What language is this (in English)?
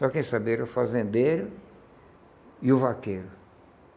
Portuguese